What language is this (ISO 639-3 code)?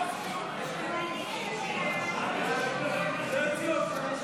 heb